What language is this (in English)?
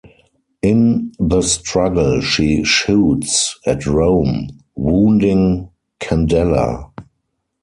English